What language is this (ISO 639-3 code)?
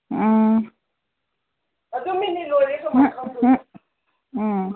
mni